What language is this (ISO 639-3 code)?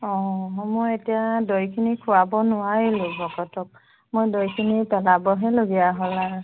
asm